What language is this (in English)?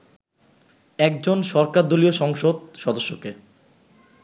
Bangla